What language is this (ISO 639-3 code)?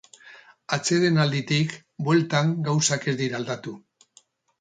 eus